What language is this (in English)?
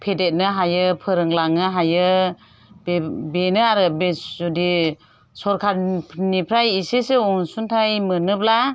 Bodo